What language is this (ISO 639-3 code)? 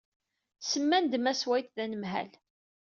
kab